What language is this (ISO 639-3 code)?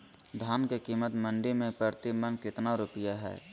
mag